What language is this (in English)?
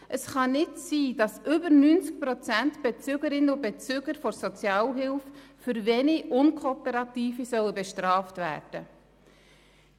Swiss German